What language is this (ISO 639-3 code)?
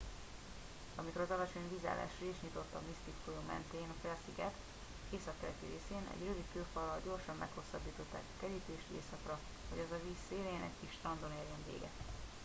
hun